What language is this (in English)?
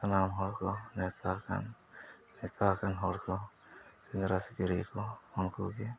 Santali